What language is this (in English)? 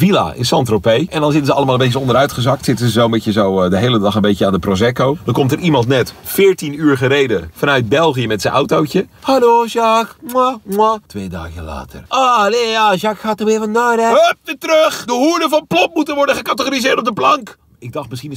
Dutch